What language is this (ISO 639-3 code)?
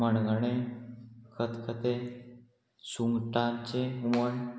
kok